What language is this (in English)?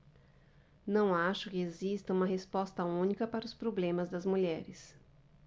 Portuguese